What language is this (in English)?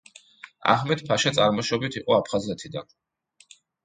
Georgian